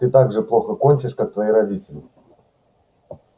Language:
Russian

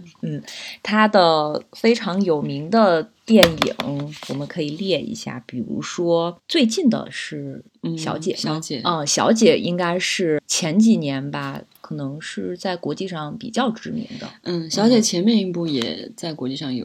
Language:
Chinese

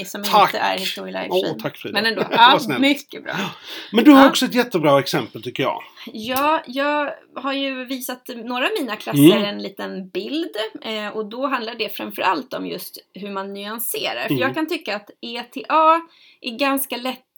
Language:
Swedish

